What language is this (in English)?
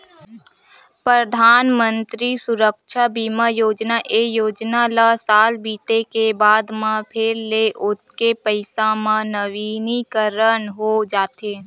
Chhattisgarhi